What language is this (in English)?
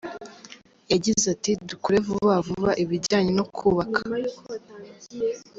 Kinyarwanda